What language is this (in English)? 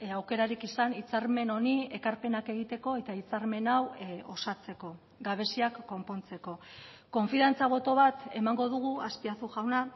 Basque